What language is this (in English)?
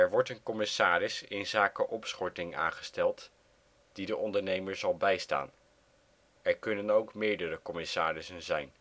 Dutch